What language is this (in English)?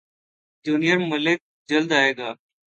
Urdu